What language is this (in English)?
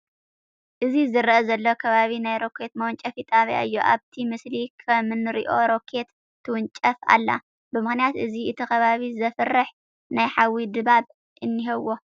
Tigrinya